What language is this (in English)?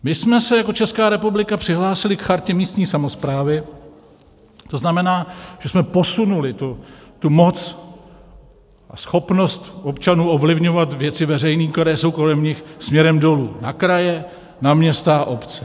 Czech